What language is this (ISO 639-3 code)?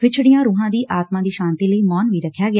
pan